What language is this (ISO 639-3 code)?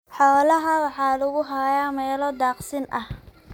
som